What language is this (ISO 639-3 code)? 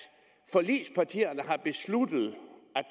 dan